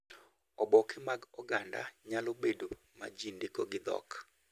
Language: Luo (Kenya and Tanzania)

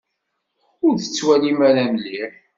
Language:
Kabyle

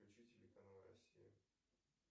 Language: Russian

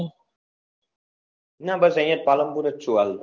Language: Gujarati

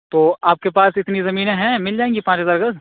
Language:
Urdu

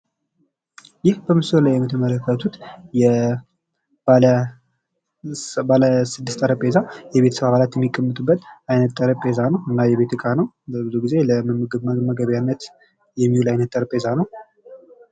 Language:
Amharic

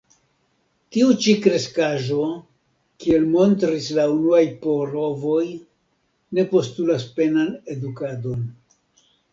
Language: Esperanto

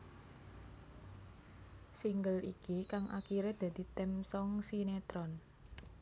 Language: Javanese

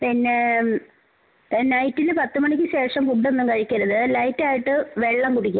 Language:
Malayalam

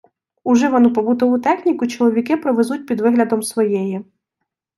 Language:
Ukrainian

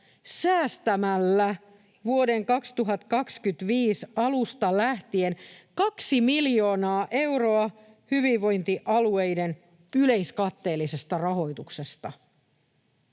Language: Finnish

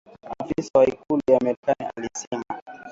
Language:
Swahili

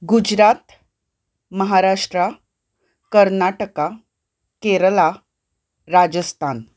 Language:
Konkani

